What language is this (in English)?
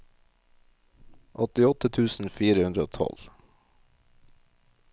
Norwegian